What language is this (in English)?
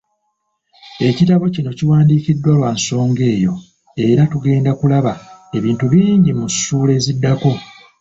Ganda